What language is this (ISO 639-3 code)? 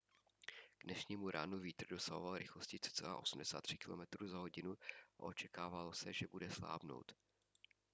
ces